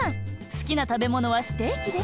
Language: Japanese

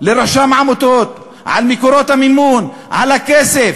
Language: Hebrew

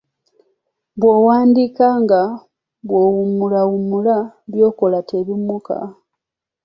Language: Ganda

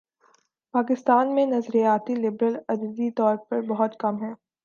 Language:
Urdu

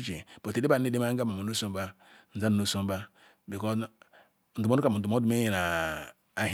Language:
Ikwere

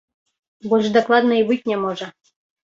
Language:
Belarusian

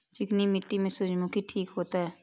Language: Maithili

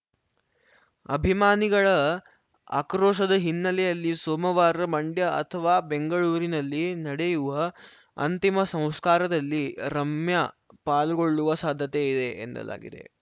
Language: Kannada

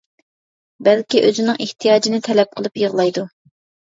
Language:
Uyghur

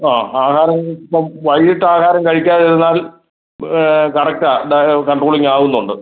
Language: Malayalam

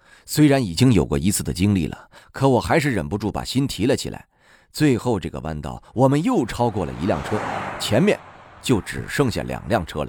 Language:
Chinese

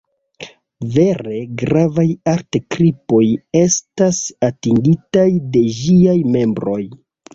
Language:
Esperanto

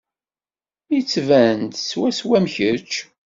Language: Kabyle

